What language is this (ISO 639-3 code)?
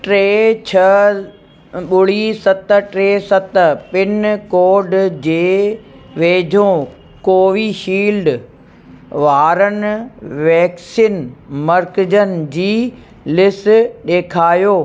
snd